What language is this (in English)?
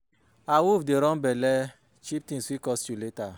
Nigerian Pidgin